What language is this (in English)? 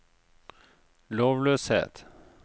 Norwegian